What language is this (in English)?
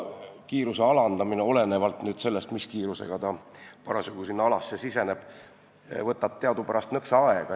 Estonian